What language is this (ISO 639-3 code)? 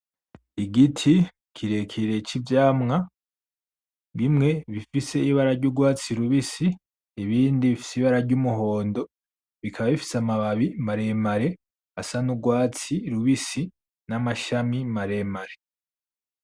run